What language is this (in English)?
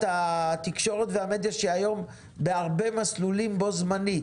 Hebrew